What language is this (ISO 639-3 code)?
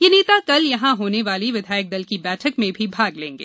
hin